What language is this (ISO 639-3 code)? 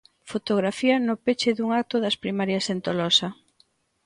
glg